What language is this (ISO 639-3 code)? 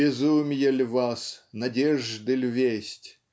rus